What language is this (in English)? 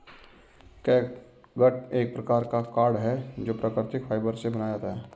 Hindi